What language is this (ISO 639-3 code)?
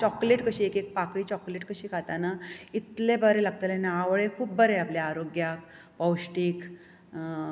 kok